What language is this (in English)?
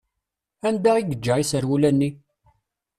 Kabyle